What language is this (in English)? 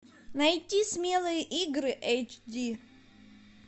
Russian